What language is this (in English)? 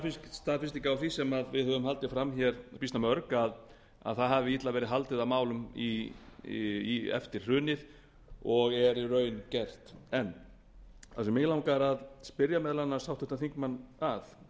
Icelandic